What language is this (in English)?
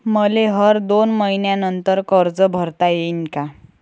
Marathi